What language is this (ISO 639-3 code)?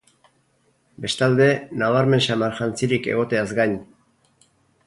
eus